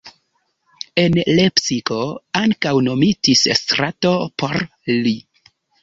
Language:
Esperanto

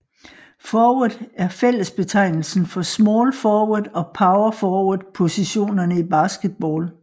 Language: Danish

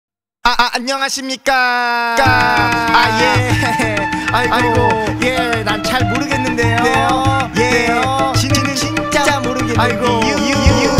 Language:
Korean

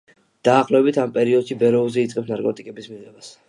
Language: Georgian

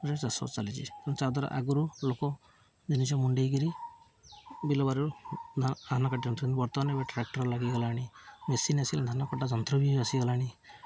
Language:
Odia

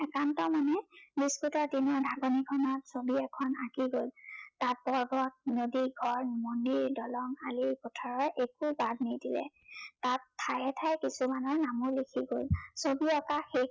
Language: Assamese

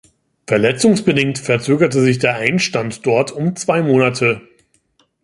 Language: German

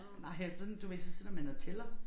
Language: Danish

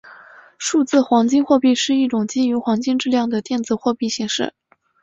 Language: Chinese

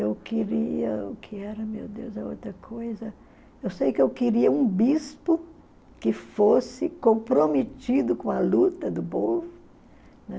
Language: Portuguese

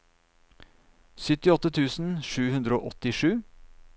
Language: Norwegian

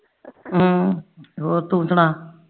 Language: Punjabi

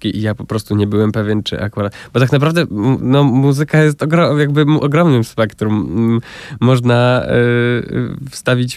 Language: Polish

